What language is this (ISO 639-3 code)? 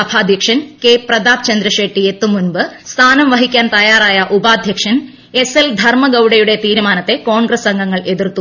mal